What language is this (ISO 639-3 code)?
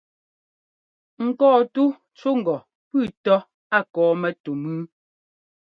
jgo